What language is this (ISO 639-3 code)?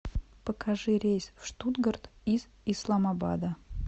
rus